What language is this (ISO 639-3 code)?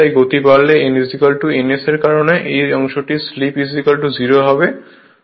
ben